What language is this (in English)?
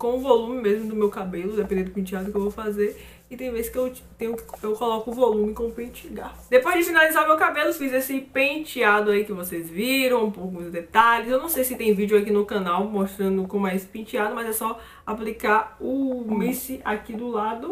Portuguese